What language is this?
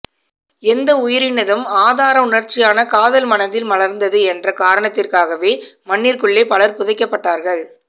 Tamil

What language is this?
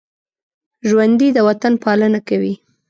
Pashto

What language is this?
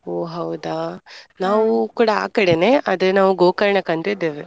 Kannada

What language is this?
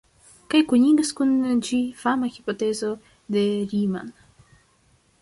Esperanto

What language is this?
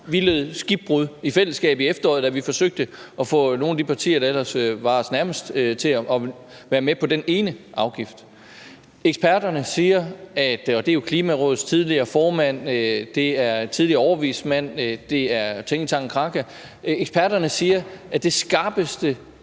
Danish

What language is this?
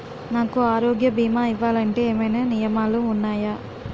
Telugu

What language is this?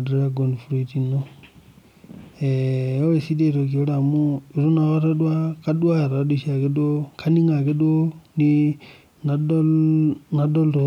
Masai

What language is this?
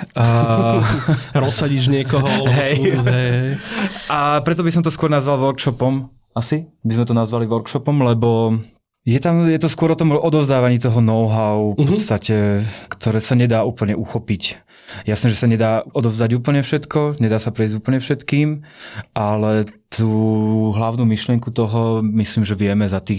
Slovak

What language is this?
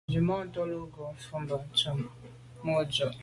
Medumba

